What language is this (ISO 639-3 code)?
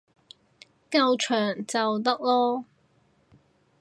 yue